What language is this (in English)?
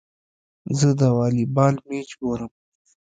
Pashto